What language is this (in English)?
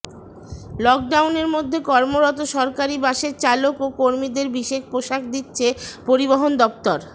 Bangla